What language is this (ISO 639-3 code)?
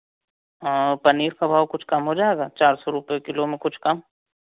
hin